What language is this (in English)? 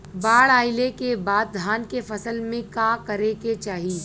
Bhojpuri